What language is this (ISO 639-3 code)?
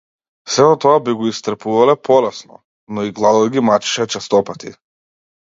mkd